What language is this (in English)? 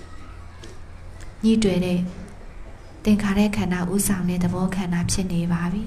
Thai